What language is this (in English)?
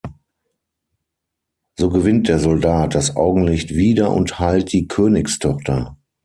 German